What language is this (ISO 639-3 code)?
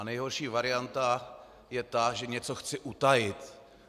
ces